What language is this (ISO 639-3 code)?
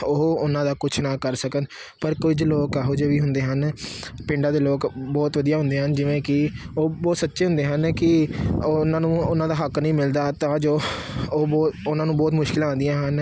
pan